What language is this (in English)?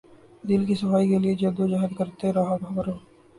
Urdu